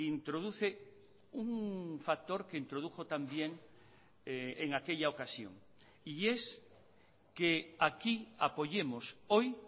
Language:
Spanish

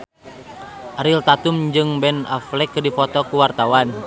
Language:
Sundanese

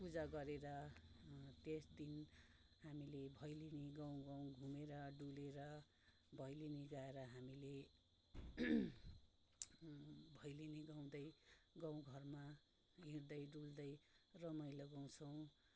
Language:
Nepali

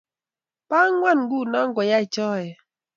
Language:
Kalenjin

